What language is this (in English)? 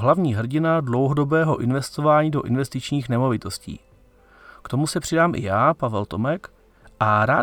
Czech